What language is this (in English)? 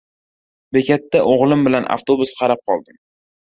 Uzbek